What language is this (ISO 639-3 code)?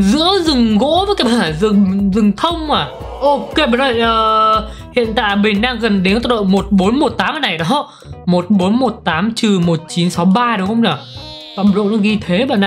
vie